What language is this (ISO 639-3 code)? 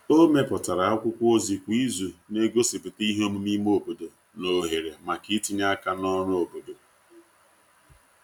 ibo